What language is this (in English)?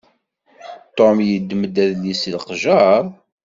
Kabyle